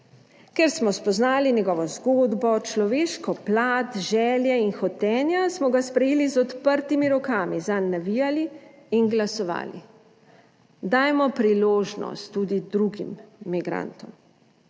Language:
Slovenian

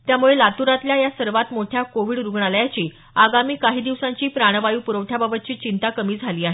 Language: Marathi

